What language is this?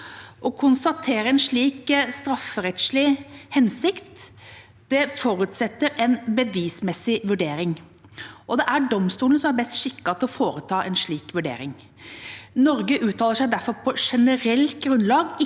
Norwegian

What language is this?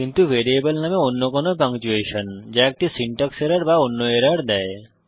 Bangla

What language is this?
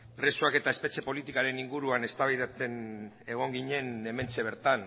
Basque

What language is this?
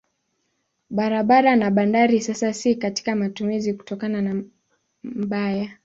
Swahili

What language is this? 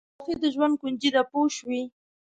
Pashto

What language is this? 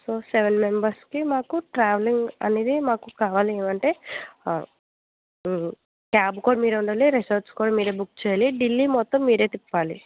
Telugu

